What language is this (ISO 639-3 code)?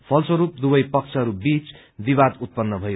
nep